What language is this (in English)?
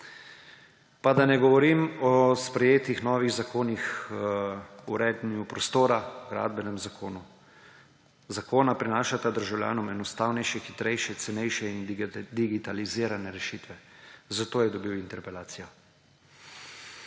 Slovenian